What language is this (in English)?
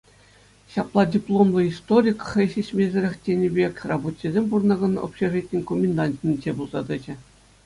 Chuvash